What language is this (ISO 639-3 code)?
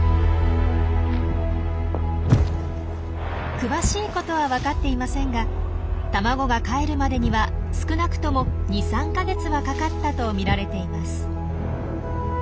jpn